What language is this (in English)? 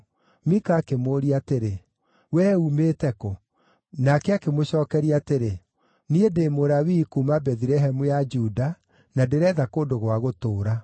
Kikuyu